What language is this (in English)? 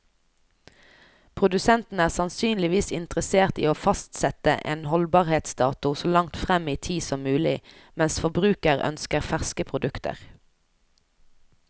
Norwegian